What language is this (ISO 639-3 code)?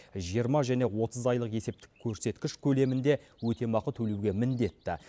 kaz